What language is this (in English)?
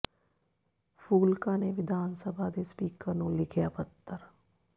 Punjabi